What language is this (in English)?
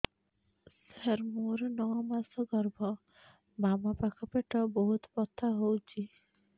Odia